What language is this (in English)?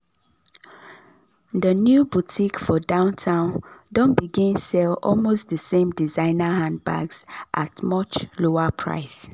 Nigerian Pidgin